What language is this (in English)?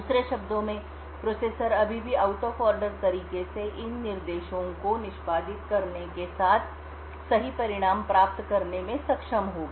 Hindi